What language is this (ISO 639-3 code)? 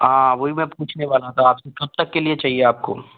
hin